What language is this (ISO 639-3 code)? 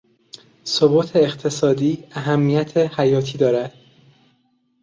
fas